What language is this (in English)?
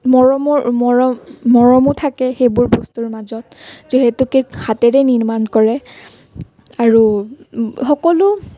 Assamese